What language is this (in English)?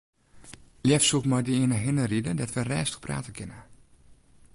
Western Frisian